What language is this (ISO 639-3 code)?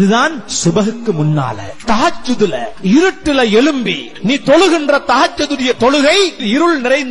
ara